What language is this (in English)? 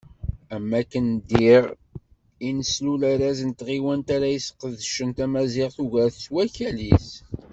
Kabyle